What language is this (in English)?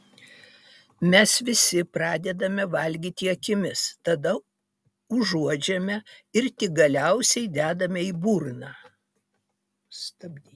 Lithuanian